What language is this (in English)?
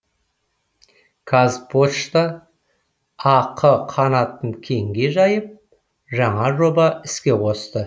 Kazakh